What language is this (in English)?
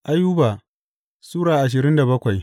Hausa